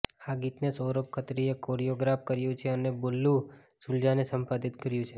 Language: Gujarati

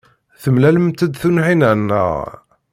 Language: Kabyle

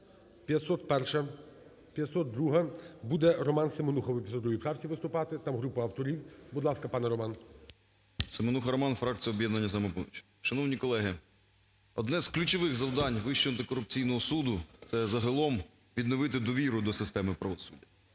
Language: Ukrainian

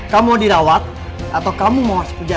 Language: Indonesian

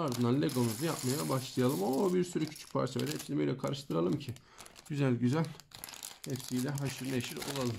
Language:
Turkish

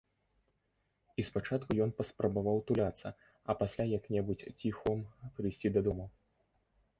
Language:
Belarusian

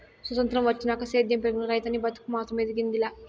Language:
Telugu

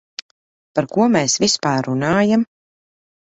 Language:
Latvian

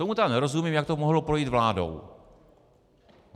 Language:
Czech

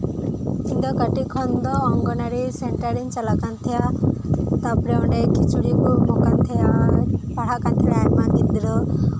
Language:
Santali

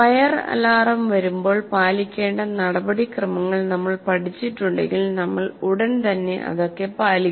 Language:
Malayalam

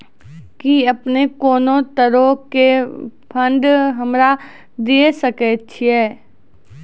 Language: Maithili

